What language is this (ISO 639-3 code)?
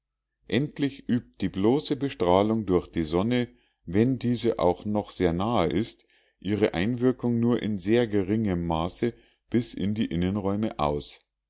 deu